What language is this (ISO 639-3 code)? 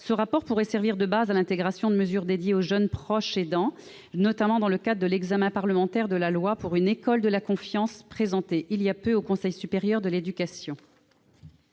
fra